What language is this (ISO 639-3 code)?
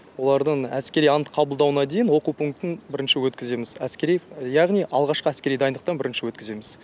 kaz